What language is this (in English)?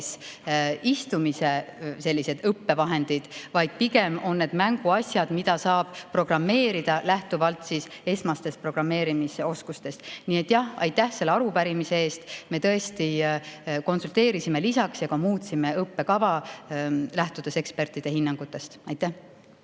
Estonian